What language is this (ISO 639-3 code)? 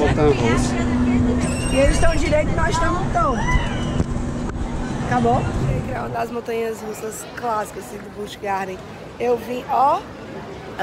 por